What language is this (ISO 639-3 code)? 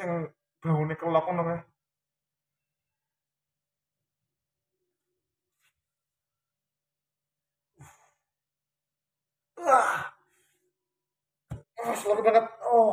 ind